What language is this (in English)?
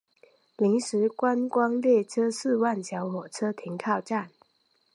Chinese